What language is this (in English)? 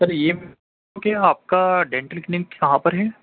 Urdu